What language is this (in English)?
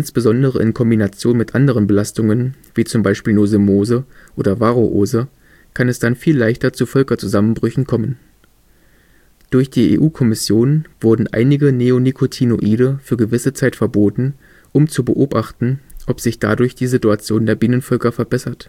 German